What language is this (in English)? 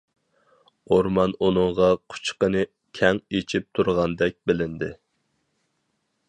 Uyghur